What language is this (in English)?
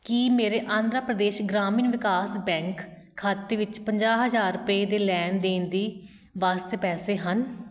Punjabi